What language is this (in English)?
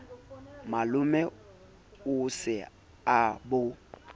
Southern Sotho